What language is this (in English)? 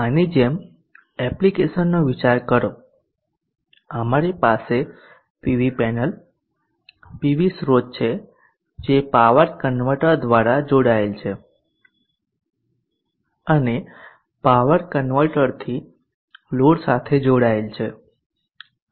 Gujarati